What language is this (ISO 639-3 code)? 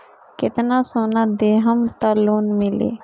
bho